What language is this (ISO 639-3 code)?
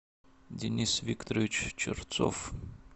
rus